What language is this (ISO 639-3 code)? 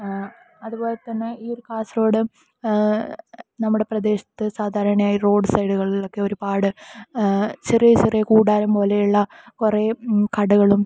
mal